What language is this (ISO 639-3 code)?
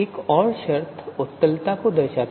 hin